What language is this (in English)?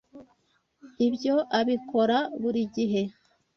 Kinyarwanda